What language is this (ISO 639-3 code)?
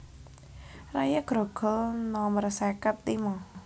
jav